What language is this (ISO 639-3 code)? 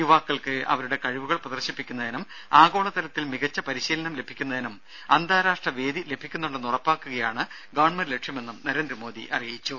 mal